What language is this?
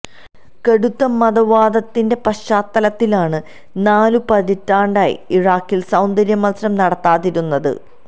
Malayalam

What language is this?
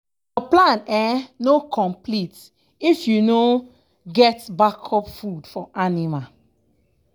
Nigerian Pidgin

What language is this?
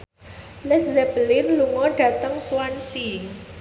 Javanese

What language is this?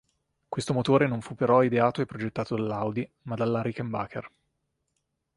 Italian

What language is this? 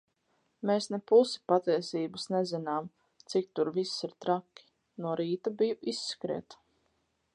Latvian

